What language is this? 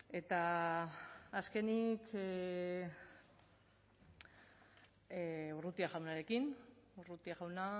Basque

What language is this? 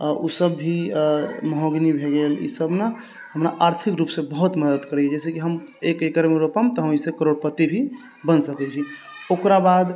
Maithili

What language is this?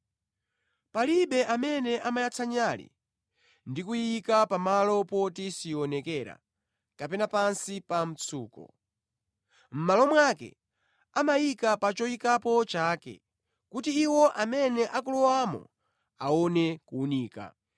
Nyanja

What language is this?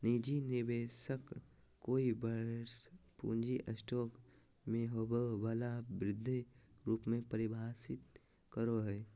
Magahi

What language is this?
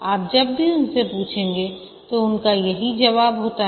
Hindi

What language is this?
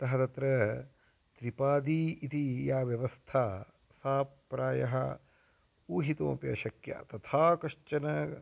Sanskrit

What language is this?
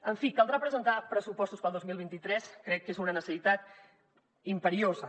Catalan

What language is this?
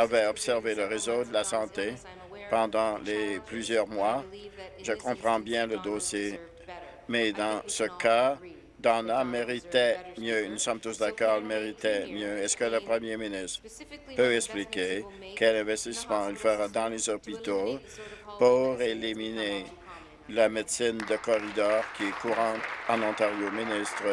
French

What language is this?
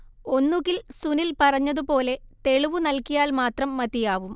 Malayalam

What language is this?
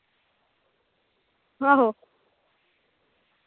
Dogri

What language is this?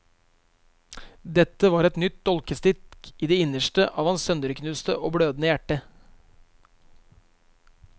Norwegian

